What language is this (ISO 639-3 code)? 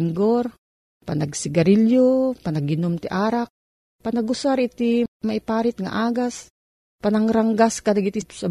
fil